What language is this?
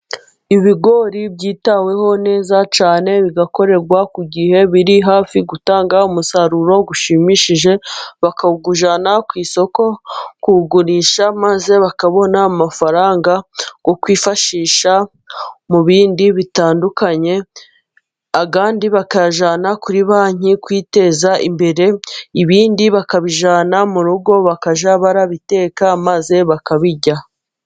Kinyarwanda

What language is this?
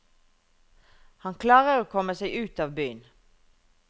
Norwegian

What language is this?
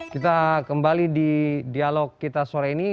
Indonesian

